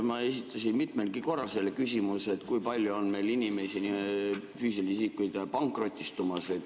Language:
Estonian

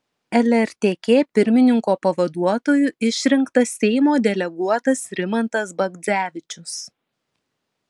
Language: Lithuanian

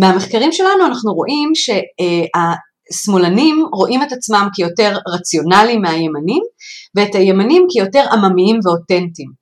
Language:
Hebrew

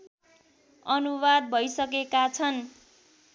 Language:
Nepali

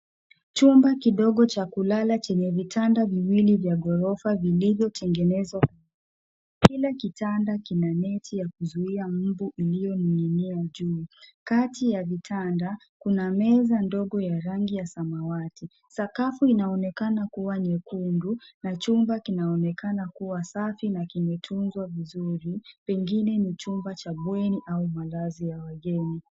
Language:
Swahili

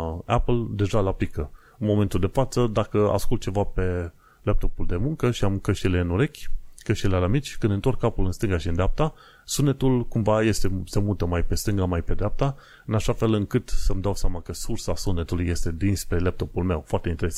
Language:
Romanian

